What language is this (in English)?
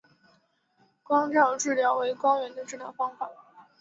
Chinese